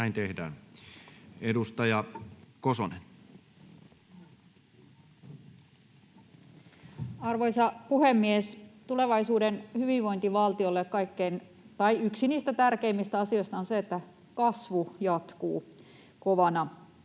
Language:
Finnish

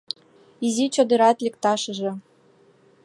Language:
Mari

